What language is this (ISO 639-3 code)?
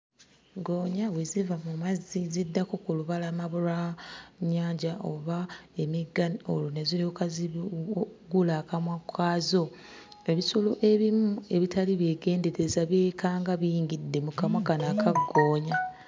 lug